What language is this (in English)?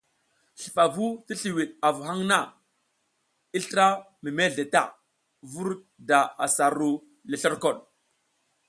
South Giziga